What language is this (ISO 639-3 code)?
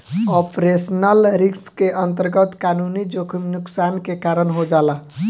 bho